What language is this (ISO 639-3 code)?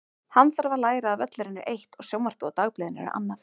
isl